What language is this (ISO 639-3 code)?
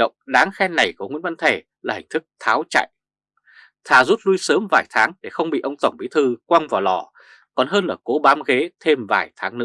vie